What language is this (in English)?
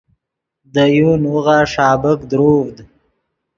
Yidgha